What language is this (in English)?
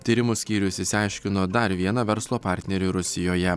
Lithuanian